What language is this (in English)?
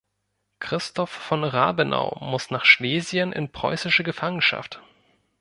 German